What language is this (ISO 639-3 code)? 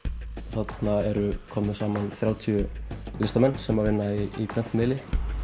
isl